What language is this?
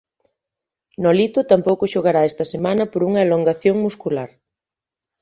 Galician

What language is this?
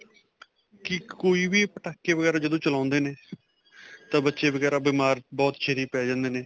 Punjabi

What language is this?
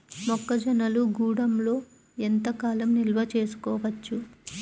Telugu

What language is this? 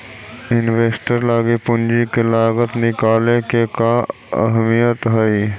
Magahi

